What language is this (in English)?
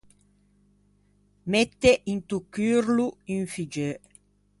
Ligurian